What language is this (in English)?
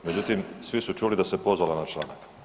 Croatian